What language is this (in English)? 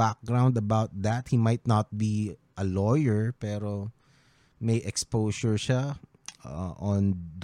Filipino